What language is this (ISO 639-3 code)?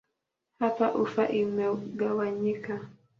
swa